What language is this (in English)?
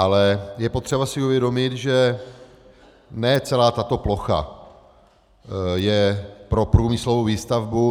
Czech